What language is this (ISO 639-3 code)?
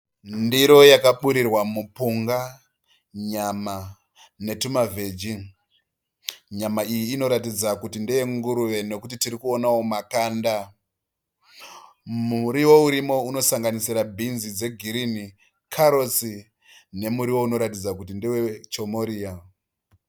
sna